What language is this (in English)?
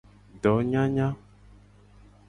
Gen